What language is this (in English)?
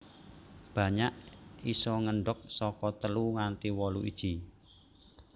Javanese